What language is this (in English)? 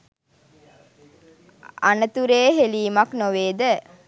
Sinhala